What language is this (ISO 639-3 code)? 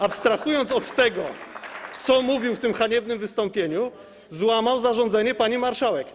pol